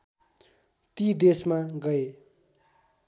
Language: Nepali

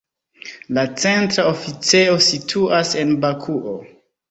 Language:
Esperanto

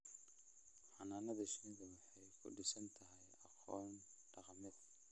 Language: Somali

